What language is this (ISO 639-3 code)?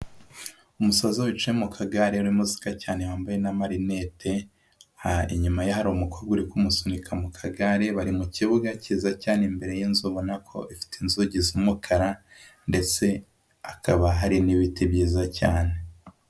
kin